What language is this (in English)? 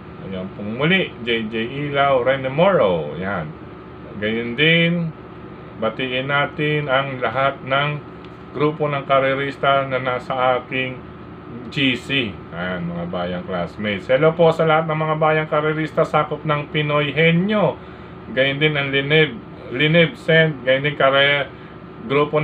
Filipino